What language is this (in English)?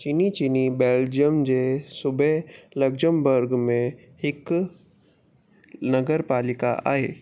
Sindhi